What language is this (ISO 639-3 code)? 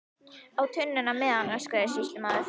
isl